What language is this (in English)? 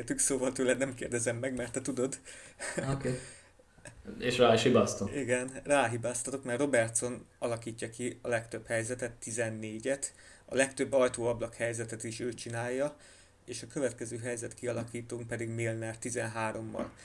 Hungarian